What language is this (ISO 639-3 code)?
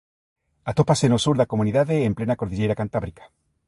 glg